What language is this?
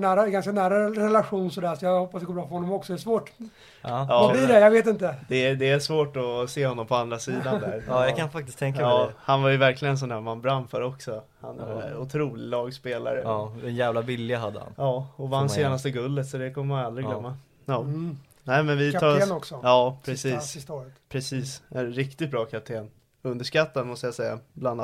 Swedish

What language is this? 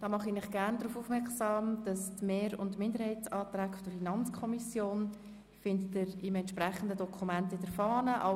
Swiss German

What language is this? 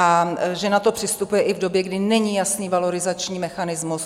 Czech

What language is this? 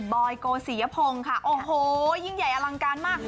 Thai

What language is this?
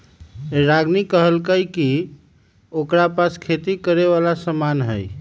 Magahi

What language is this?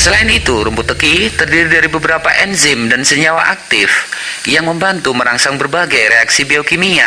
Indonesian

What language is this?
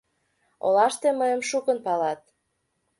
Mari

